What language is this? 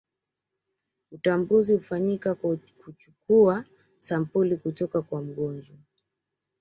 Swahili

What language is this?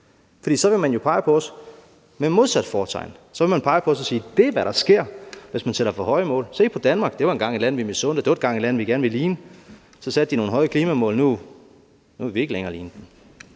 Danish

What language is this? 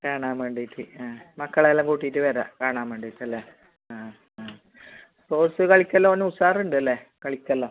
Malayalam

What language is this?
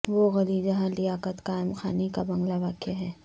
Urdu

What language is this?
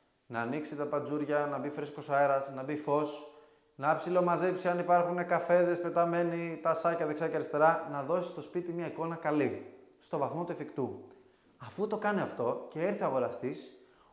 Greek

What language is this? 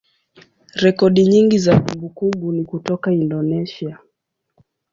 Swahili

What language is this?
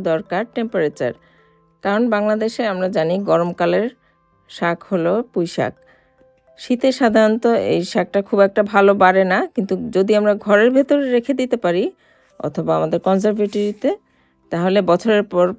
Arabic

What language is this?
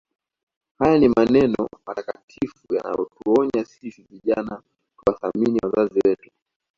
Swahili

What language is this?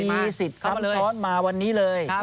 Thai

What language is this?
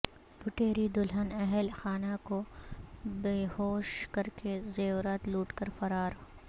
Urdu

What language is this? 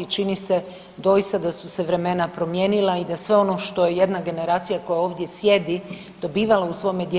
Croatian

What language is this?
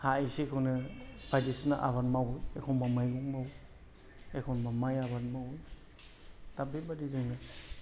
Bodo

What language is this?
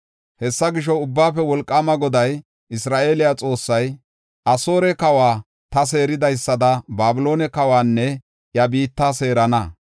Gofa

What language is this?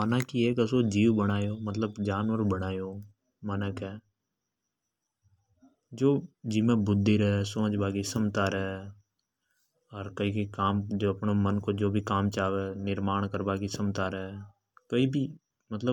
Hadothi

